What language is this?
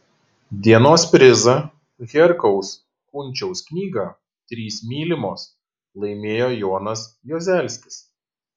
Lithuanian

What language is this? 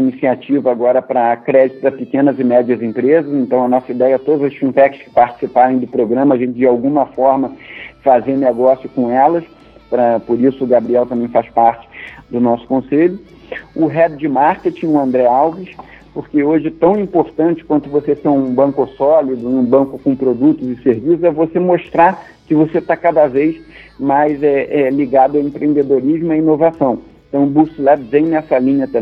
Portuguese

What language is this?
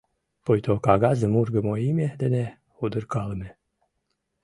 Mari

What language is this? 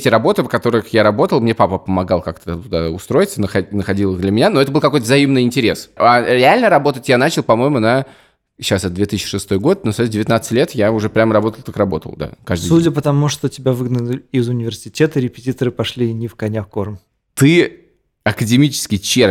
Russian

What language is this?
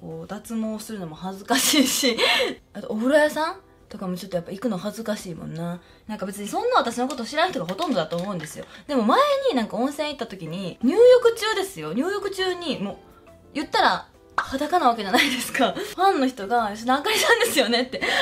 Japanese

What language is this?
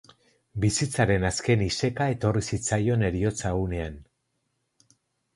Basque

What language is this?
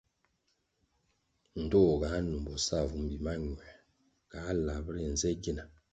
Kwasio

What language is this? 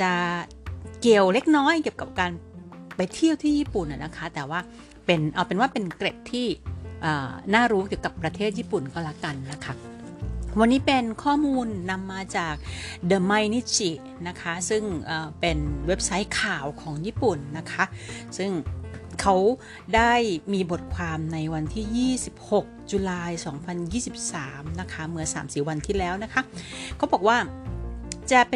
Thai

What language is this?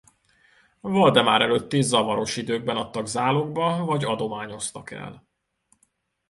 Hungarian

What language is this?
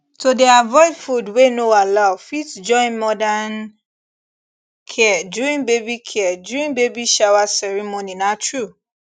Nigerian Pidgin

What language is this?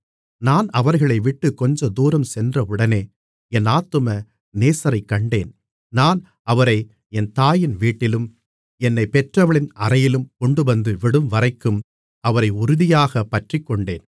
Tamil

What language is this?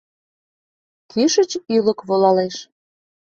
Mari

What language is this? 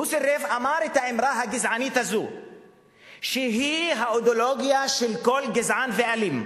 Hebrew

